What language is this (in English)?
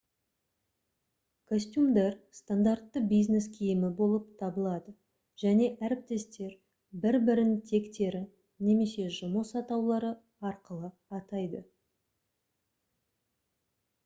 Kazakh